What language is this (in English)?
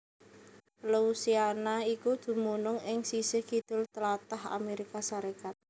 Javanese